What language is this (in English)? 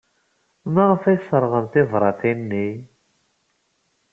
Kabyle